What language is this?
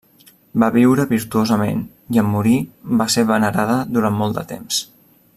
Catalan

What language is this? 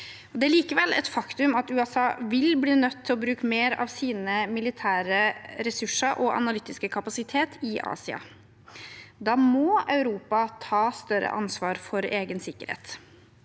Norwegian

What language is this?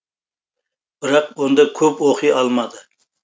Kazakh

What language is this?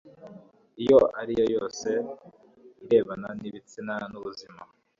Kinyarwanda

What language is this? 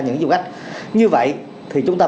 Vietnamese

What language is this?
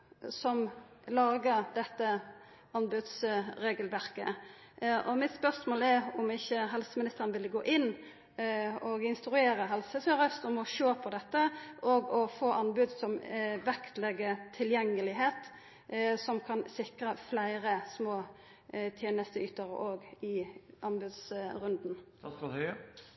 Norwegian Nynorsk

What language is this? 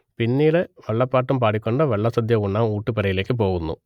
Malayalam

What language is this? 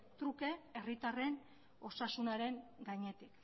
Basque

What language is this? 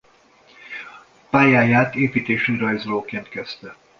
Hungarian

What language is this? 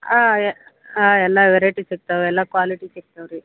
Kannada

